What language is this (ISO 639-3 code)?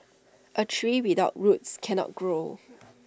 eng